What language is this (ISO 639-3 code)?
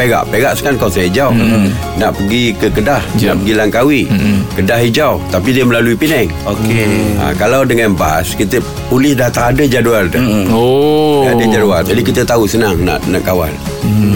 msa